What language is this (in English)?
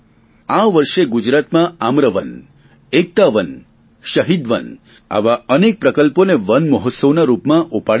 Gujarati